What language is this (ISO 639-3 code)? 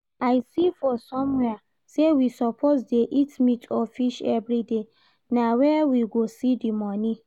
pcm